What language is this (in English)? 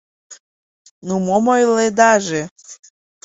Mari